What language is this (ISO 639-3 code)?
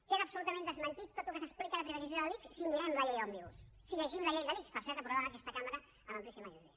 cat